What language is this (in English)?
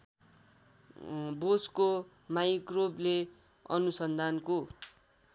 Nepali